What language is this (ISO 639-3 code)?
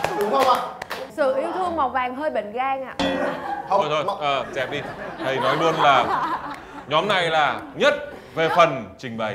vie